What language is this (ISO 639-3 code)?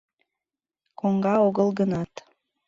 chm